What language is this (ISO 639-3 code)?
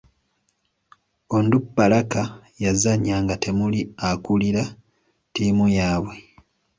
lug